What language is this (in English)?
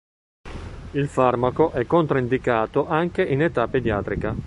Italian